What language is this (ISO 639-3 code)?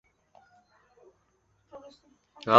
zho